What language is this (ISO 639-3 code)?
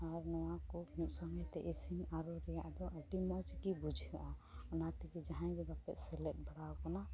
sat